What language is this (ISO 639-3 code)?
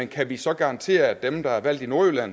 dan